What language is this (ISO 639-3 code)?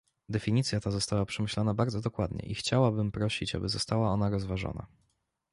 pol